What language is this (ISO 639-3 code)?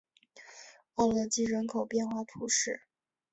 zho